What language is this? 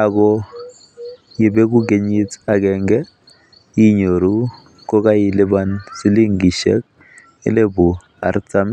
Kalenjin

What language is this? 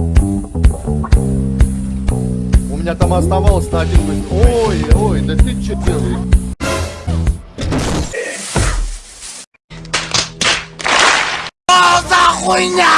Russian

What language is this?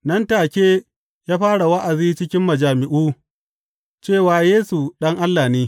Hausa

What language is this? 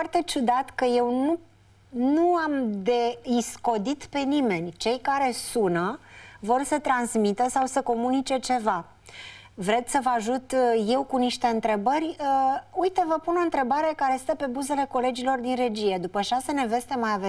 Romanian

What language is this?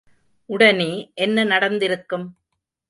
Tamil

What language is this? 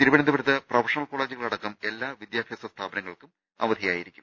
Malayalam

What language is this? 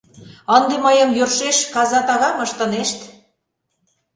Mari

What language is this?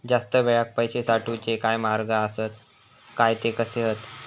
Marathi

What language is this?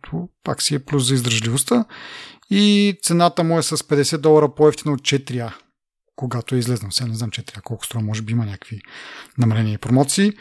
Bulgarian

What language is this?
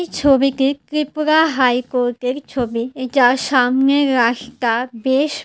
Bangla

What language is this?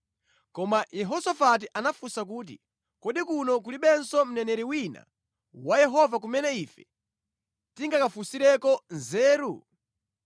Nyanja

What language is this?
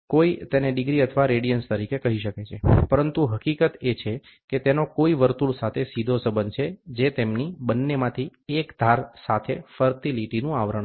Gujarati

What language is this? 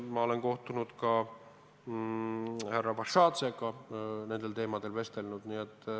Estonian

